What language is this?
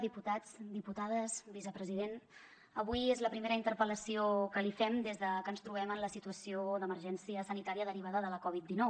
Catalan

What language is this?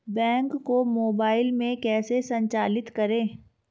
Hindi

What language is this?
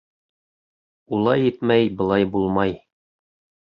Bashkir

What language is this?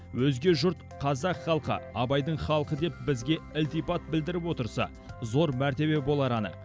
Kazakh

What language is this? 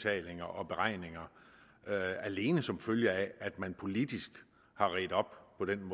Danish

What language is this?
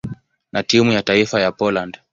Swahili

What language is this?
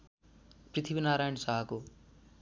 Nepali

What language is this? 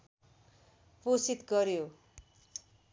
Nepali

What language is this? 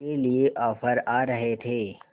Hindi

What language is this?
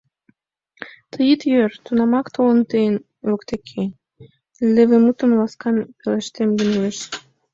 Mari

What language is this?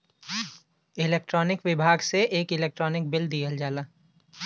Bhojpuri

